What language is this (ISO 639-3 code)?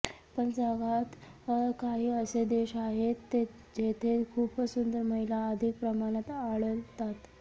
mar